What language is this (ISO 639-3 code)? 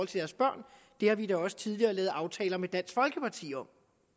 dan